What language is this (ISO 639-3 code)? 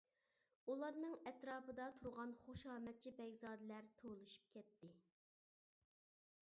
uig